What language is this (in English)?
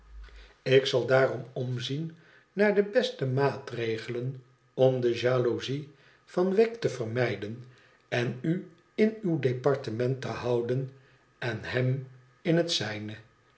Dutch